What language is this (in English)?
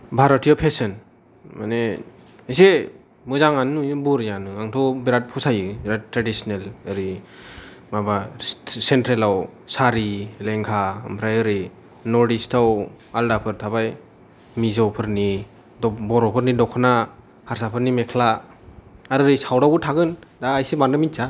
Bodo